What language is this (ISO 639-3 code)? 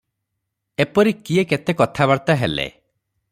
ori